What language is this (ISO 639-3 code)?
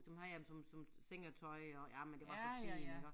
dan